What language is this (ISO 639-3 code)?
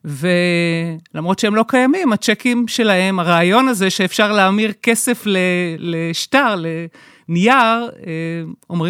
heb